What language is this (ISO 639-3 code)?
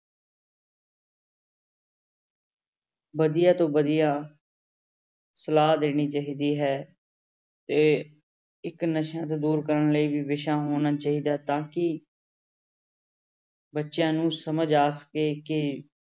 pan